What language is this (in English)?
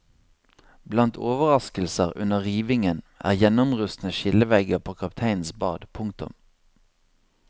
Norwegian